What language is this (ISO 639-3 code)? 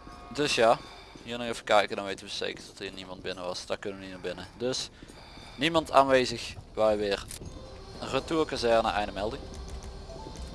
nld